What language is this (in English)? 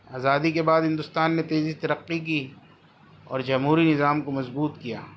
Urdu